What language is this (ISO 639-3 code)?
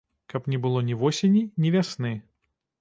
bel